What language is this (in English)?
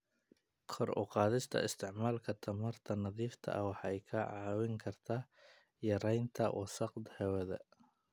Somali